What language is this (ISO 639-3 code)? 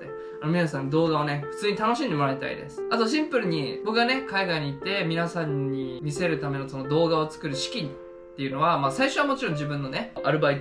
jpn